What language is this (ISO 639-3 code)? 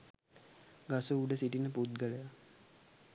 sin